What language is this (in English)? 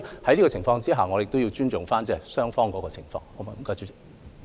Cantonese